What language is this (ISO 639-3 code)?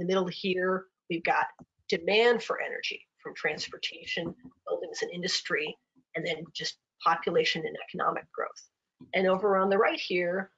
eng